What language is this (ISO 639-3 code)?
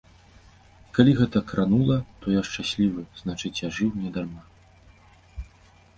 bel